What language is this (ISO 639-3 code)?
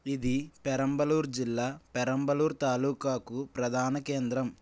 tel